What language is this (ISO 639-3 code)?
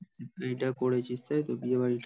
ben